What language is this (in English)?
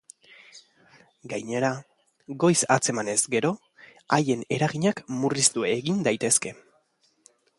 Basque